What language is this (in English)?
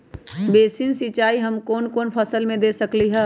Magahi